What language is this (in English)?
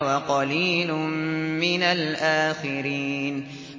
Arabic